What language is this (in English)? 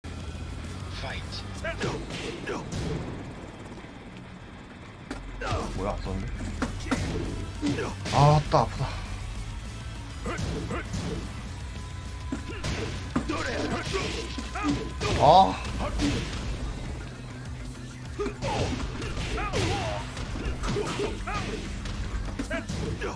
Japanese